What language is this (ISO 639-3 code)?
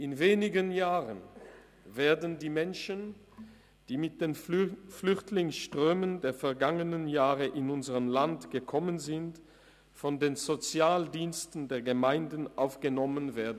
gsw